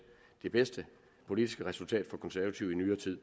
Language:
Danish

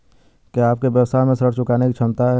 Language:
Hindi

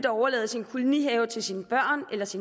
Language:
Danish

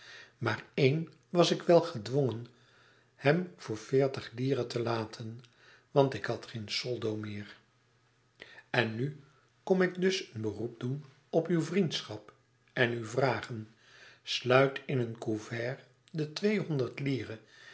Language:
Dutch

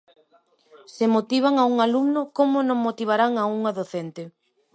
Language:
Galician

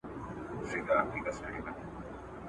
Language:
Pashto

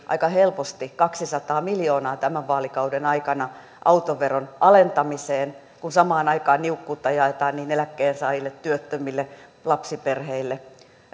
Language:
Finnish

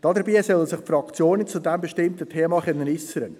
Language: Swiss German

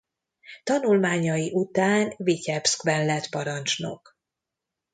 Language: Hungarian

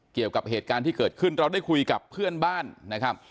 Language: Thai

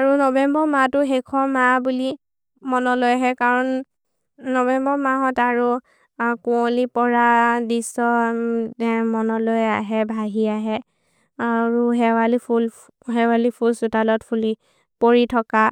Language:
Maria (India)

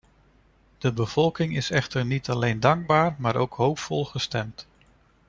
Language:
Dutch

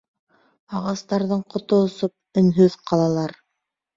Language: Bashkir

